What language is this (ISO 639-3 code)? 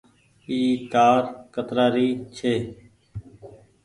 gig